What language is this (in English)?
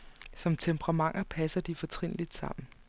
Danish